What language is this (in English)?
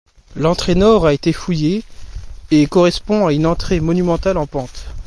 French